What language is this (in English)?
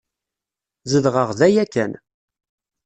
Kabyle